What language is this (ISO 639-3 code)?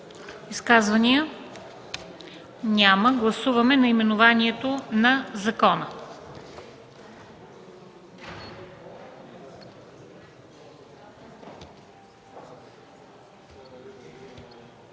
bul